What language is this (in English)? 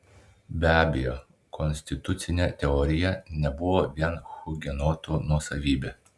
Lithuanian